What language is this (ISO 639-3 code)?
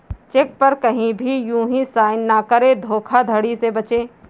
hin